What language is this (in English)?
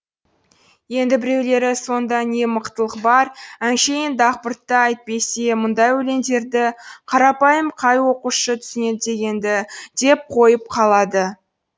Kazakh